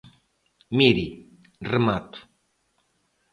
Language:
Galician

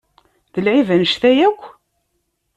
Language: Kabyle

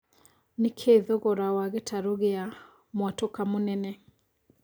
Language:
Kikuyu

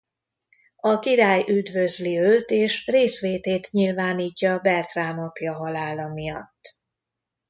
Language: Hungarian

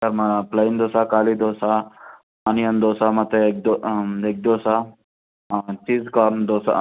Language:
Kannada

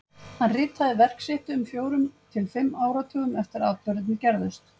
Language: Icelandic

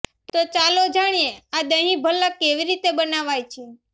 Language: Gujarati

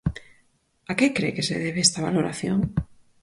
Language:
Galician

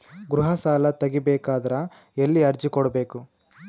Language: Kannada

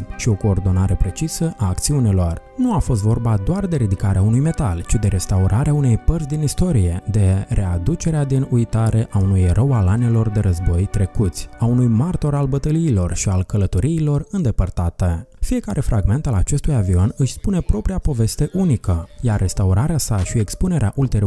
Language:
Romanian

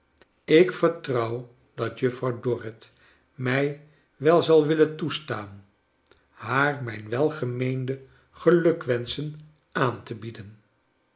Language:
Dutch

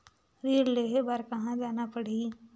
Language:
Chhattisgarhi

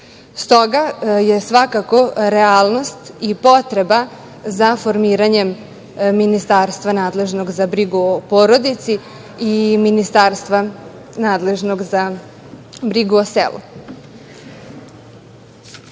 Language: Serbian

